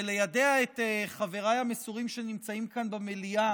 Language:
Hebrew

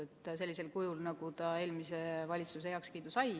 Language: Estonian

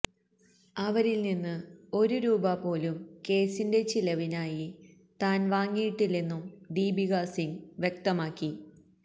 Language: Malayalam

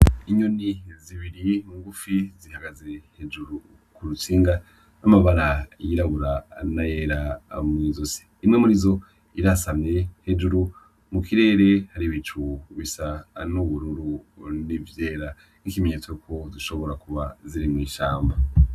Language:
Rundi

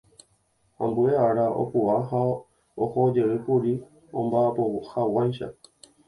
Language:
Guarani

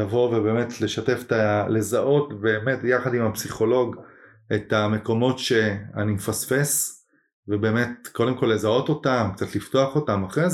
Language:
Hebrew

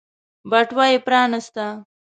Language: Pashto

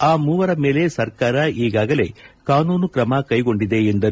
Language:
Kannada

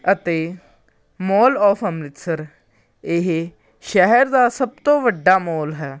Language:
Punjabi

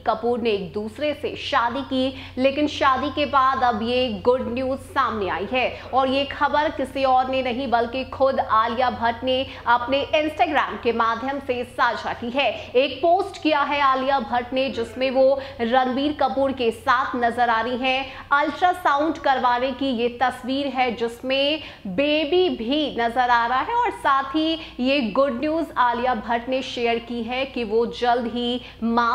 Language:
Hindi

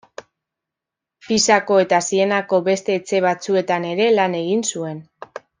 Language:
Basque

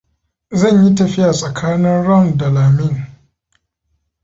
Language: Hausa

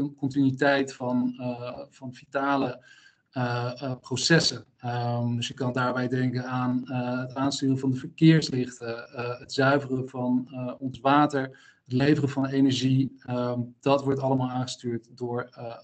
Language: Dutch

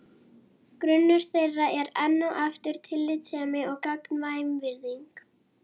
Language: Icelandic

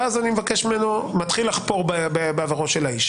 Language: Hebrew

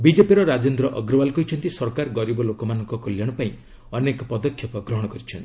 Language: Odia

